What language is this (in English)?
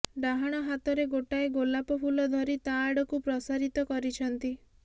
Odia